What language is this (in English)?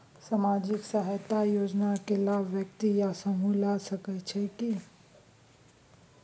Maithili